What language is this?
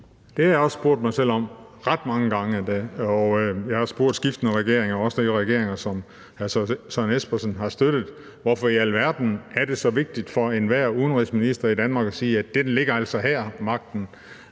Danish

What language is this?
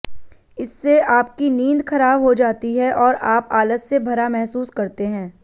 Hindi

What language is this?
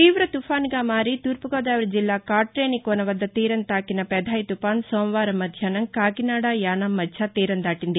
Telugu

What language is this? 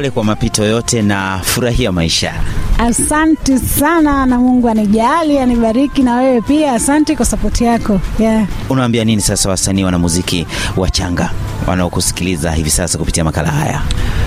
Swahili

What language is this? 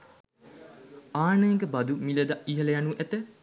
Sinhala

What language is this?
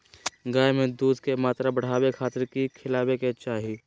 Magahi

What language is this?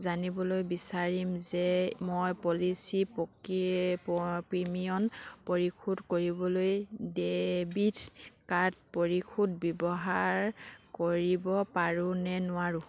Assamese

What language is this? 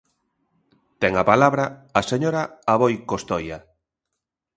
Galician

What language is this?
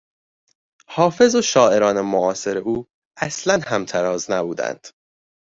Persian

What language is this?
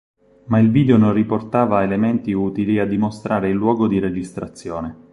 Italian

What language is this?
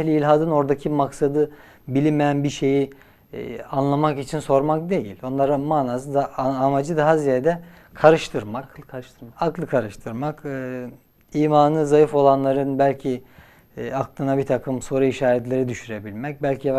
Turkish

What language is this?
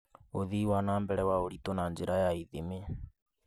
Kikuyu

